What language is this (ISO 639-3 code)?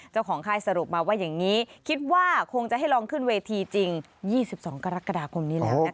tha